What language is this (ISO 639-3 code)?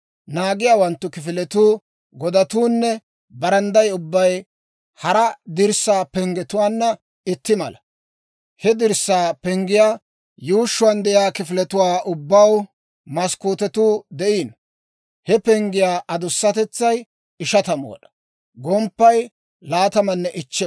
dwr